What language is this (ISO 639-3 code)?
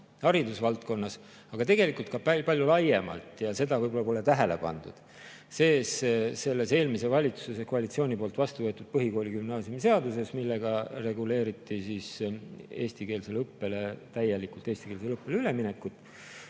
est